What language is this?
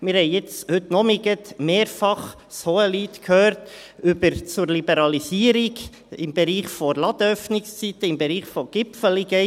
Swiss German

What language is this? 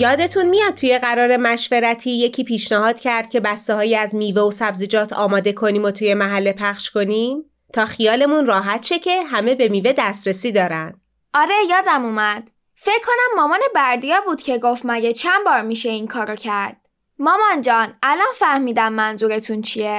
Persian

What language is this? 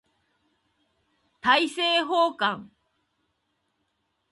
Japanese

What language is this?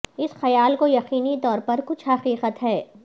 Urdu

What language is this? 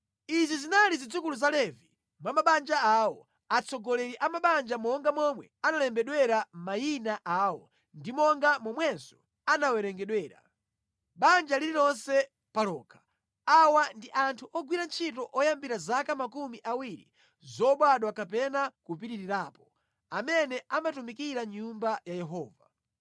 Nyanja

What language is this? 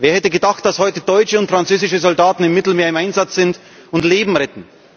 German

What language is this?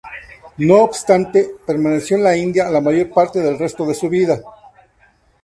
Spanish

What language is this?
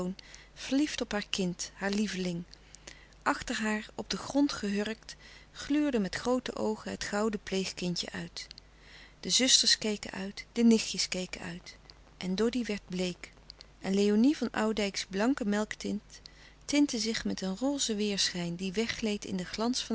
Dutch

